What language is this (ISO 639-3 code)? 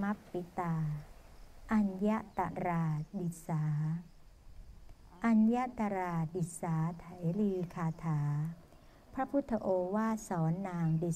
tha